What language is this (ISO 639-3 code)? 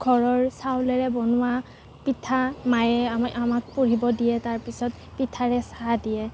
asm